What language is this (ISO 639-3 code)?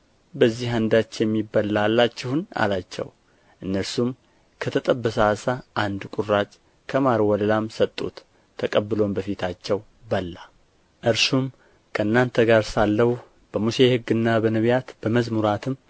amh